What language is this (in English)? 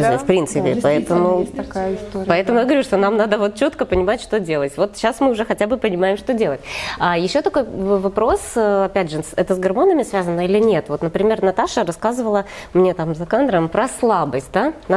Russian